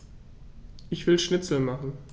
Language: German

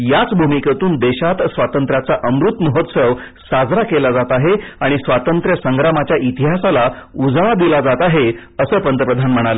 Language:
Marathi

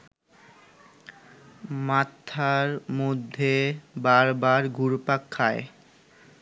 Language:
Bangla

